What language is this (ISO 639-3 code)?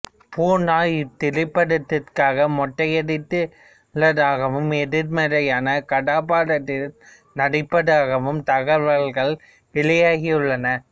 tam